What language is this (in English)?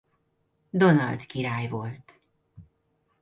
Hungarian